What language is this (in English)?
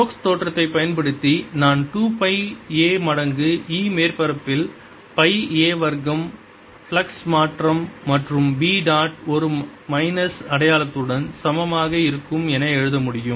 Tamil